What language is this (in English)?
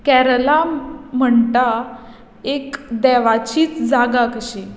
Konkani